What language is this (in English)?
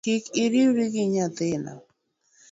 Luo (Kenya and Tanzania)